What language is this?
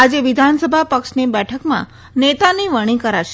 Gujarati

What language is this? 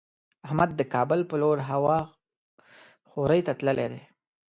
Pashto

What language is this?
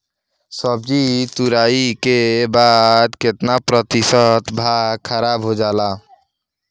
Bhojpuri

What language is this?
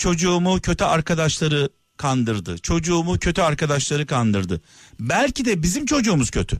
Turkish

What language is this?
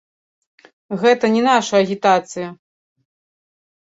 Belarusian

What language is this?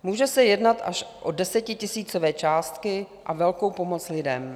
Czech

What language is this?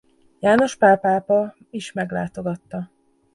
Hungarian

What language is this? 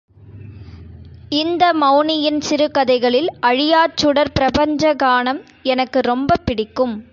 Tamil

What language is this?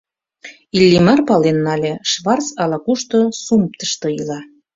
Mari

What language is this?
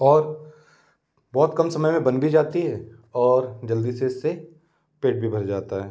Hindi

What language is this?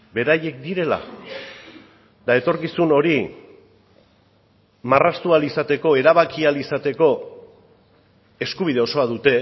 Basque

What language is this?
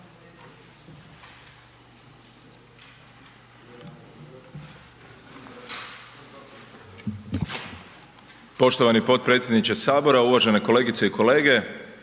Croatian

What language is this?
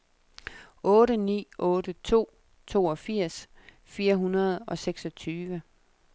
Danish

